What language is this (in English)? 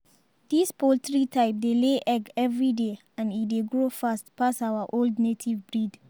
Nigerian Pidgin